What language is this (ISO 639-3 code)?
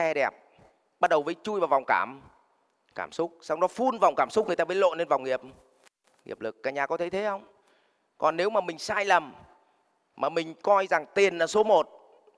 vie